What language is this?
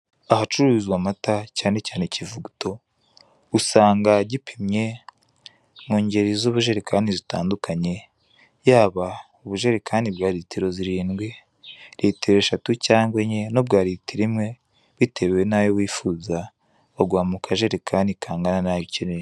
Kinyarwanda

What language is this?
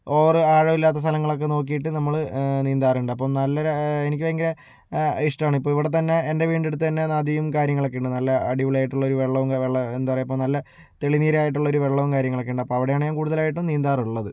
Malayalam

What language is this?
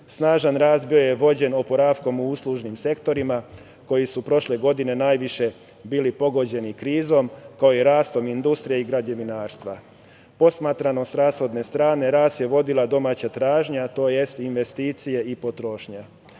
Serbian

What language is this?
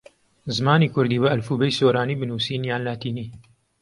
Central Kurdish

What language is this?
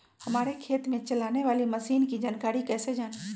Magahi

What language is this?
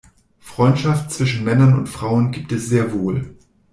German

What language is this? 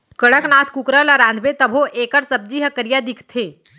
Chhattisgarhi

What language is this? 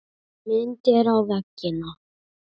Icelandic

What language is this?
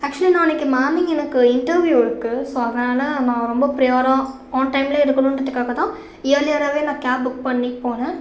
Tamil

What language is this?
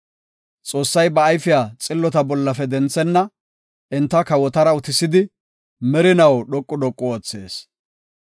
Gofa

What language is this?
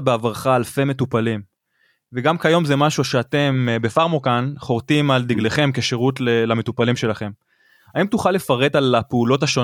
Hebrew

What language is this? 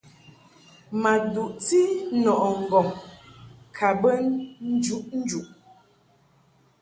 Mungaka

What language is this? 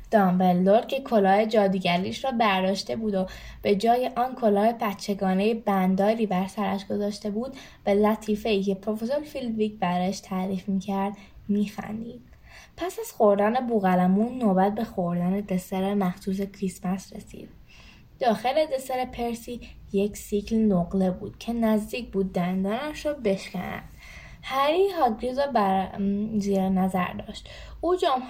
Persian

